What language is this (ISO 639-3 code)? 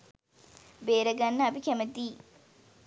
sin